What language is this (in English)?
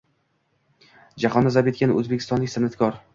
Uzbek